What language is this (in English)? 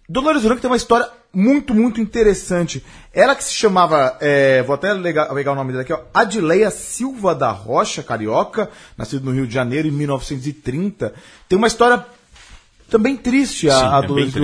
Portuguese